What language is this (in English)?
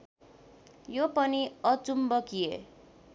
Nepali